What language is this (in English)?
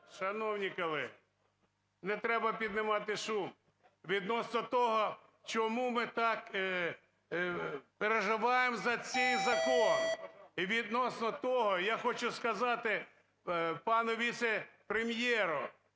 Ukrainian